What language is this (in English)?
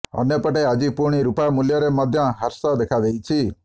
Odia